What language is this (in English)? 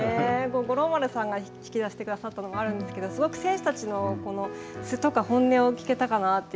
Japanese